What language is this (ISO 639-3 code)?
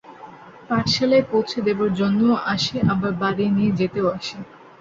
ben